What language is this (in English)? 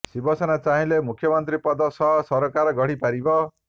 Odia